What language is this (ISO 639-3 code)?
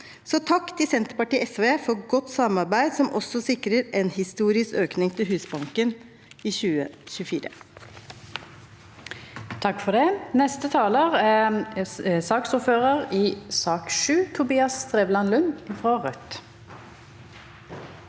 nor